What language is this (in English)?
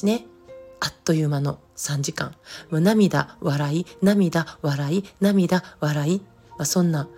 Japanese